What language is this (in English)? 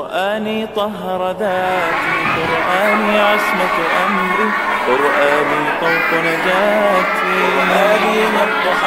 Arabic